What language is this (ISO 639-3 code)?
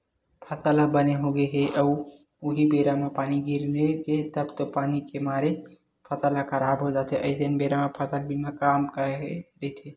hne